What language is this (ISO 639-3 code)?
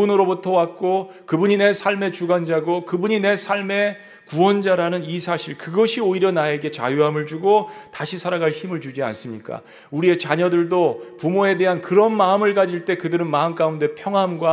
kor